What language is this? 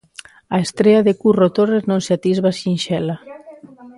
Galician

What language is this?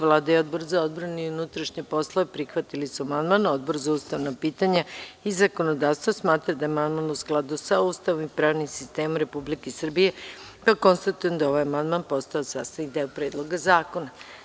Serbian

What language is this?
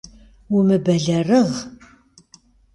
Kabardian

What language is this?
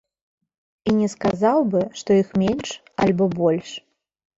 Belarusian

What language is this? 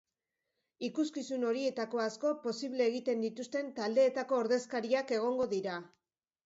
Basque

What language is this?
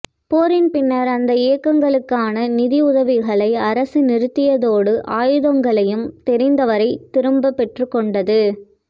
Tamil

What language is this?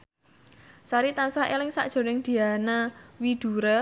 Javanese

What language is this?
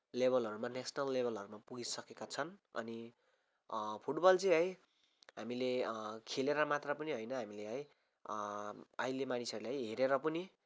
Nepali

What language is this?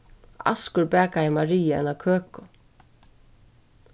Faroese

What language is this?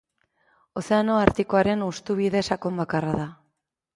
Basque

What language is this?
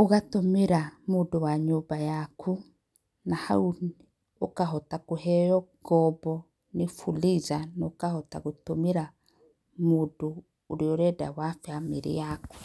Kikuyu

